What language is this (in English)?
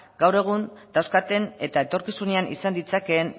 Basque